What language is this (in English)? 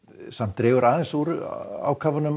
Icelandic